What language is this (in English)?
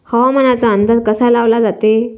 Marathi